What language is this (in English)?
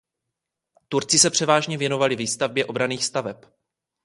Czech